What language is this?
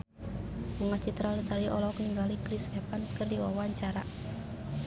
Sundanese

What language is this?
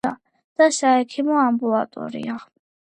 Georgian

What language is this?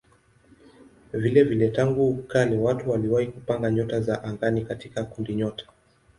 Swahili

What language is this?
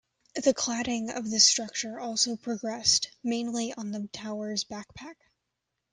English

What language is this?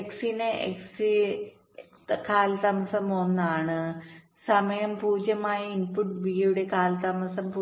Malayalam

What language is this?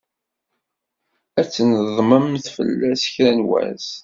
Kabyle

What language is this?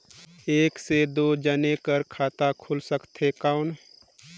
Chhattisgarhi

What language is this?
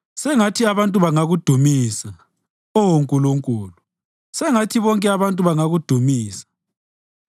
North Ndebele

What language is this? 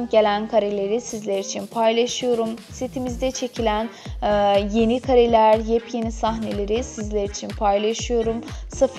Turkish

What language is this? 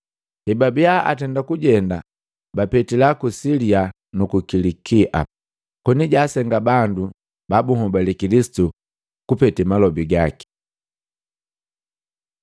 Matengo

